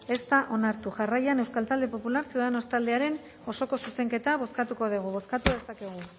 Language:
Basque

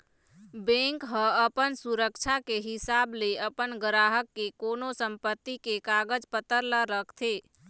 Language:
Chhattisgarhi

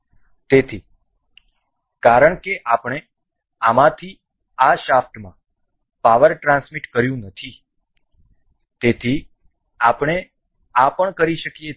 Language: Gujarati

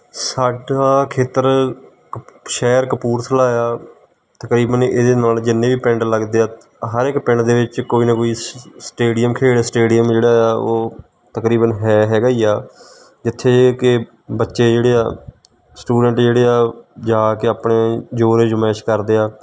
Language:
Punjabi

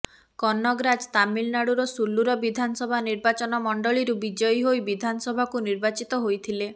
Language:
Odia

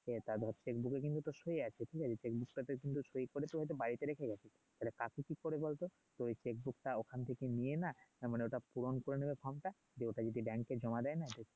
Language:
Bangla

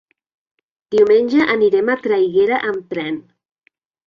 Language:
Catalan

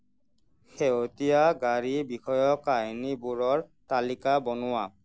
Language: Assamese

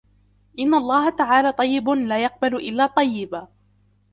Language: Arabic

